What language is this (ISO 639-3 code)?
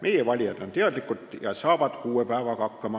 est